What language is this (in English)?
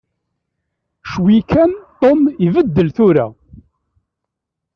Kabyle